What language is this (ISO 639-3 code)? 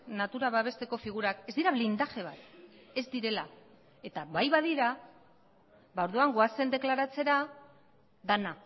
eus